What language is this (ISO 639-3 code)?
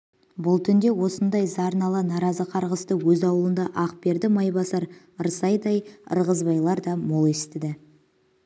kaz